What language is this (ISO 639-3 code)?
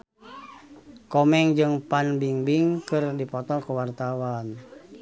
sun